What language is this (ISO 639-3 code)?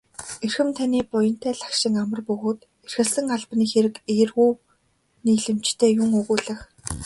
mon